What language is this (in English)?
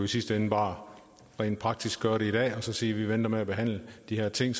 Danish